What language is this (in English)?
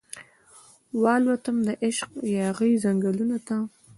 Pashto